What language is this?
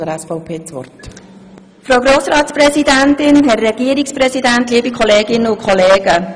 Swiss German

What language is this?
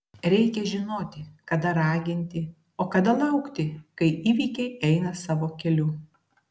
Lithuanian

